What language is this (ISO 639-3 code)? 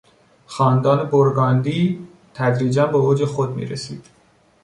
fas